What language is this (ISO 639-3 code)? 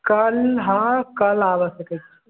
mai